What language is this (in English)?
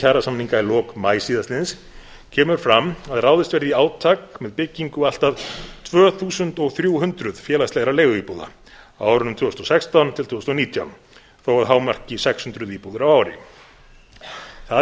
Icelandic